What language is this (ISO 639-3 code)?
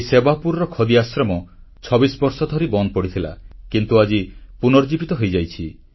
ori